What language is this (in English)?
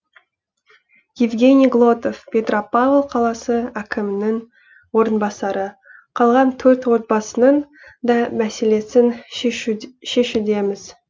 Kazakh